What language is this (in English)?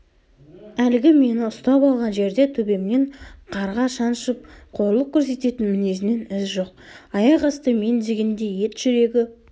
Kazakh